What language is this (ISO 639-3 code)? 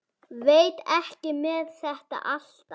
isl